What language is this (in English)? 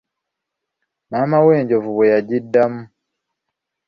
Ganda